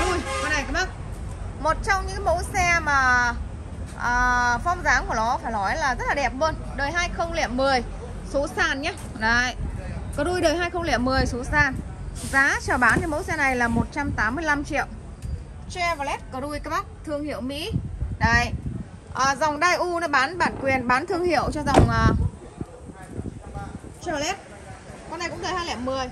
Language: Vietnamese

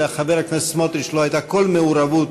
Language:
Hebrew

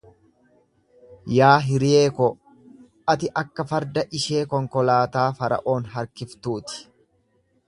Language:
Oromo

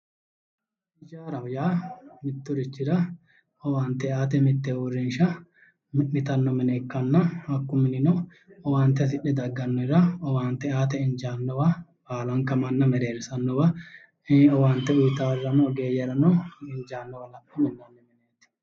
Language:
Sidamo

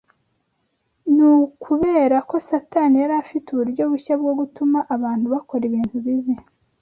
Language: Kinyarwanda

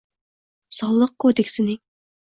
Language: Uzbek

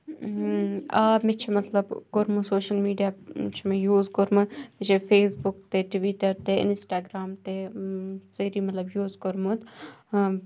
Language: Kashmiri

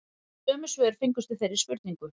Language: Icelandic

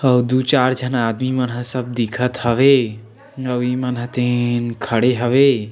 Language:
Chhattisgarhi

